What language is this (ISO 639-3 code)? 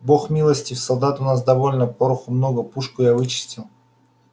rus